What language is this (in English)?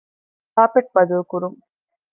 Divehi